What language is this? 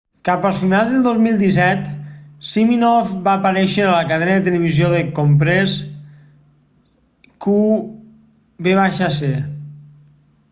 Catalan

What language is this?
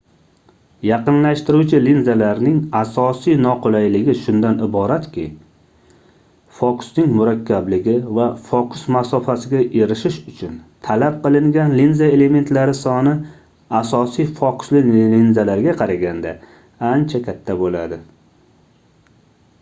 Uzbek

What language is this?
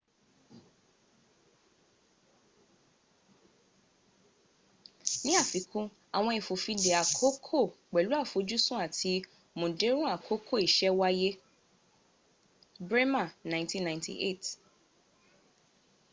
Yoruba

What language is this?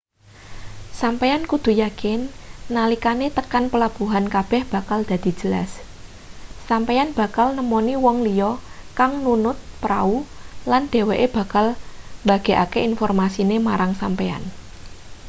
Javanese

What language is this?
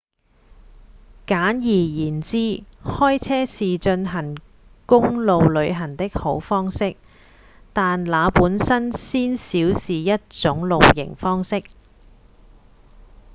Cantonese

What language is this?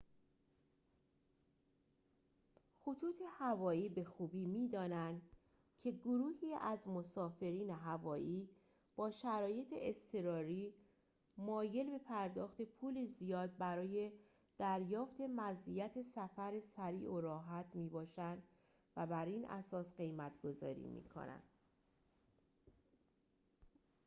Persian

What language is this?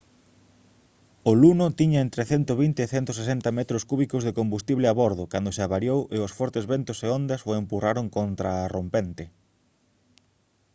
Galician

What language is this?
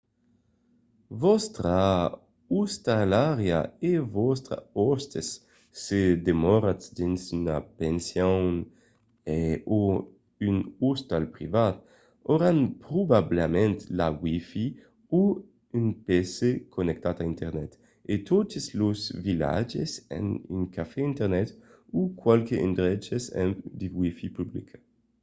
Occitan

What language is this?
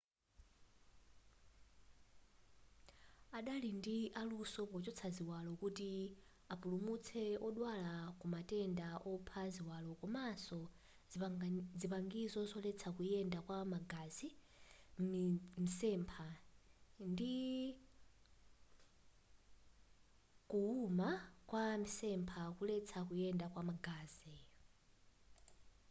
Nyanja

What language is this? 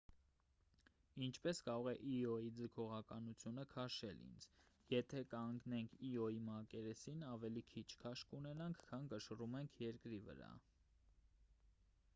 Armenian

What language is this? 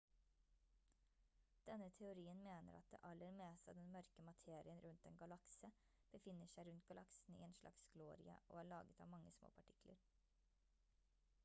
Norwegian Bokmål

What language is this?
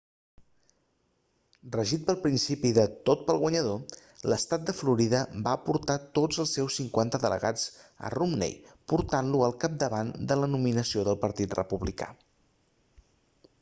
Catalan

